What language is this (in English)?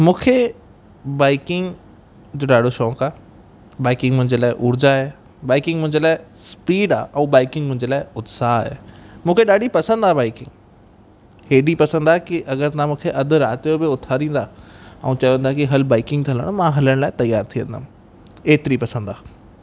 Sindhi